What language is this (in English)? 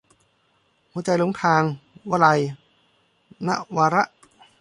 Thai